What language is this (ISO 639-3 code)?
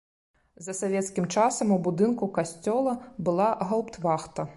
bel